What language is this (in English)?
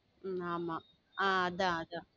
Tamil